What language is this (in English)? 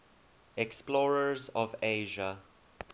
English